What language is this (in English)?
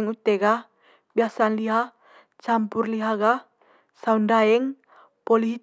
Manggarai